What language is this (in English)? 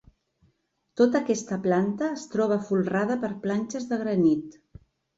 Catalan